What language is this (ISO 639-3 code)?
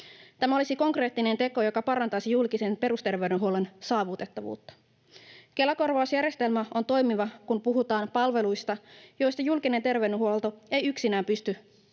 fin